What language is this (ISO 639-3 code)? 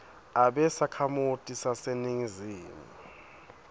ssw